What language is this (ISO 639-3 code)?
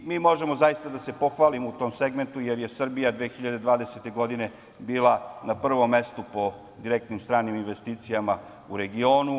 srp